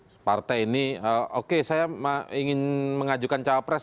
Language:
Indonesian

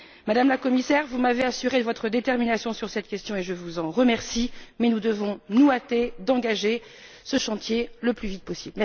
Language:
French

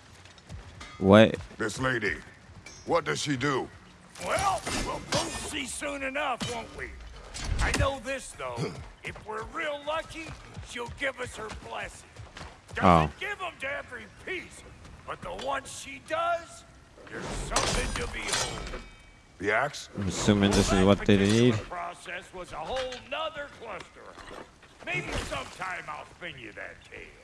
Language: English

